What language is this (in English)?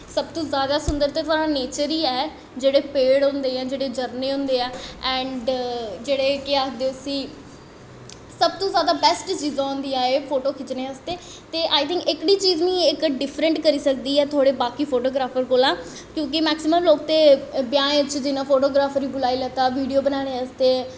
Dogri